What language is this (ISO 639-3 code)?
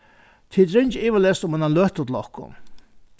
fao